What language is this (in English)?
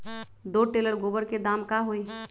Magahi